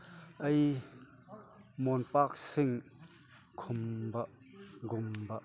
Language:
Manipuri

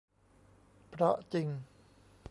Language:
Thai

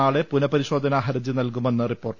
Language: Malayalam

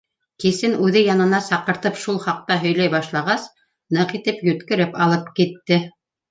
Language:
Bashkir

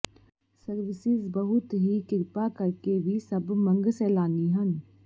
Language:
Punjabi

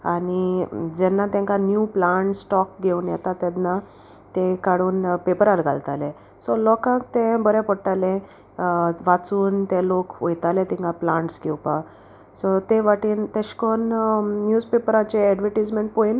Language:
Konkani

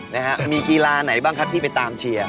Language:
Thai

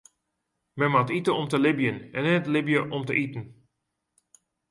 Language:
Western Frisian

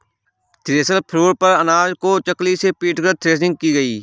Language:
Hindi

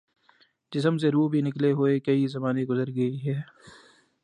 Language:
Urdu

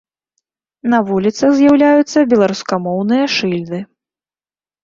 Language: Belarusian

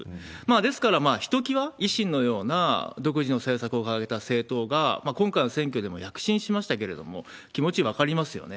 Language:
Japanese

